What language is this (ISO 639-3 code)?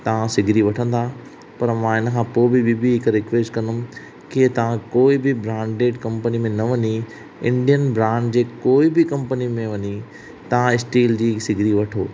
snd